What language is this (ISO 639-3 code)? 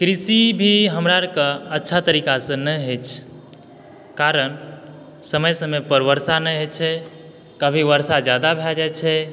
mai